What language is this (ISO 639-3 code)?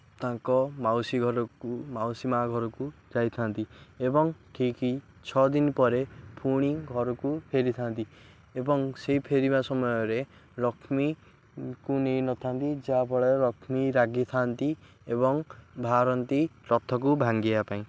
ori